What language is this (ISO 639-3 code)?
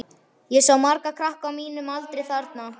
isl